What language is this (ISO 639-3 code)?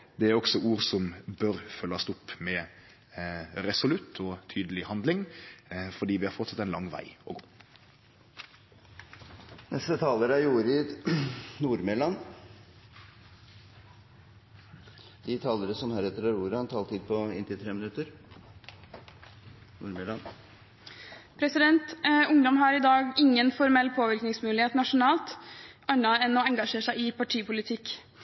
nor